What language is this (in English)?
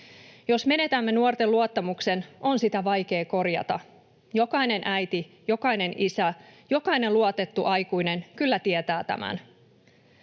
Finnish